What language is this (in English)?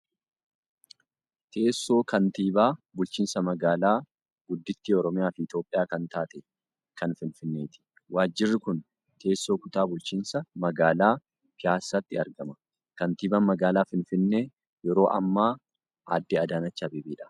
Oromo